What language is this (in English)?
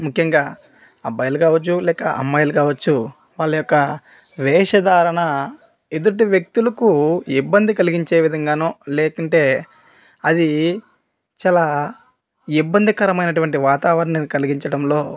Telugu